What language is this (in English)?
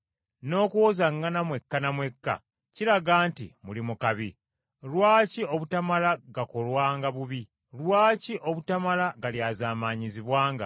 Ganda